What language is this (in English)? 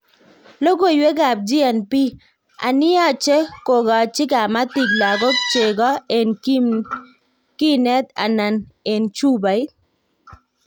Kalenjin